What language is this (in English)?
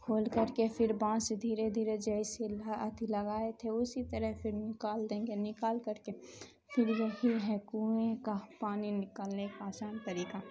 Urdu